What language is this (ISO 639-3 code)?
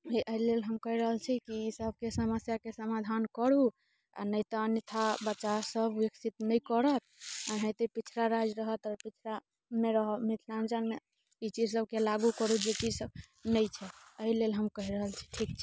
mai